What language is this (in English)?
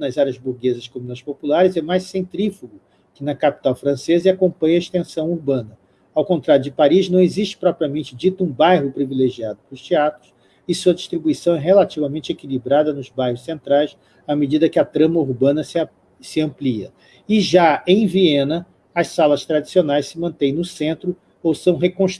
Portuguese